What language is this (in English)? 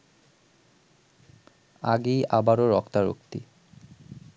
Bangla